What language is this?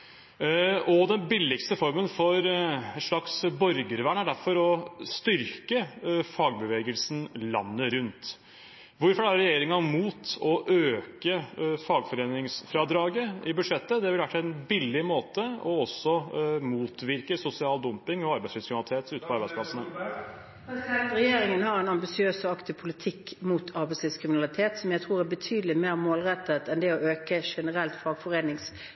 Norwegian Bokmål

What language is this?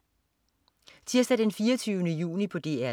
Danish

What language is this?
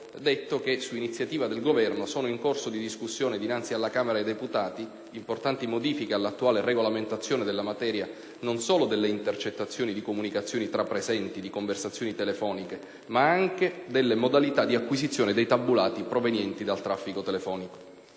Italian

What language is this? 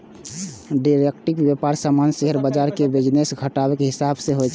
Maithili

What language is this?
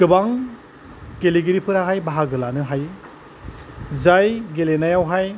Bodo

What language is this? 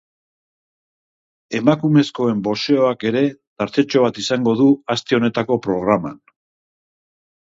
Basque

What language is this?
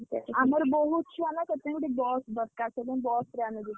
Odia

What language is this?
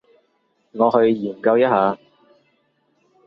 Cantonese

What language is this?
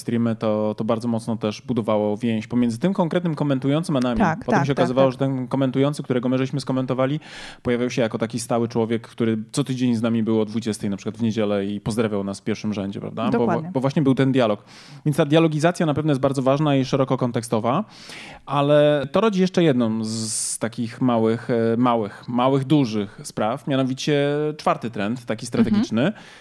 Polish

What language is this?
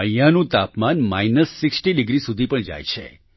Gujarati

